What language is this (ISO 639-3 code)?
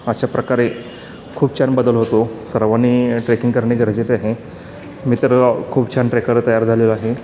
mar